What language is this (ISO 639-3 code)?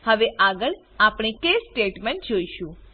guj